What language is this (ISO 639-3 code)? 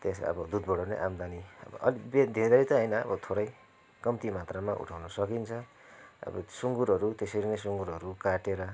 nep